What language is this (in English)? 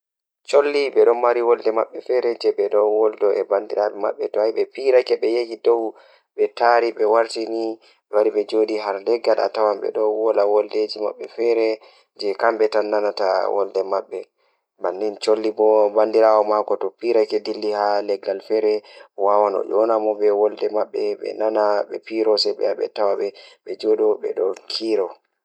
Fula